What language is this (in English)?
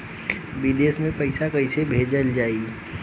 Bhojpuri